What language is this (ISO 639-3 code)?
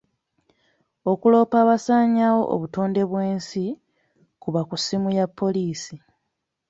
lug